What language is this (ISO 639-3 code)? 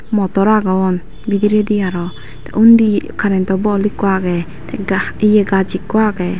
ccp